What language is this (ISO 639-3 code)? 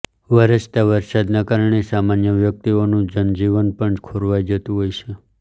guj